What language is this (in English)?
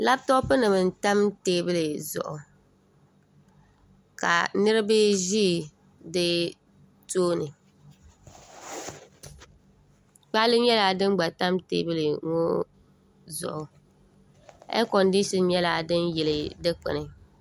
Dagbani